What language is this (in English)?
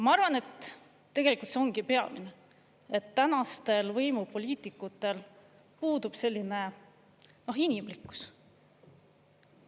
Estonian